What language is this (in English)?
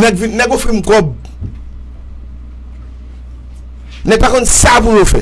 French